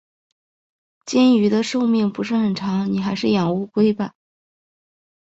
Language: Chinese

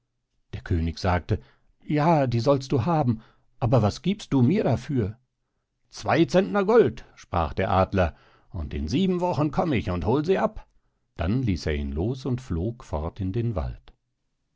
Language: German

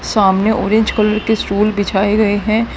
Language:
Hindi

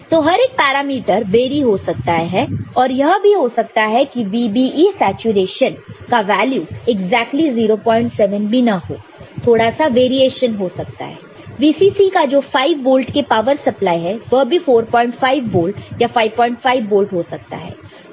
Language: Hindi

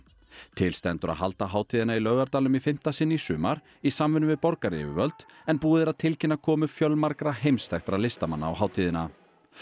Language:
Icelandic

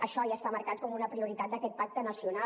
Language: Catalan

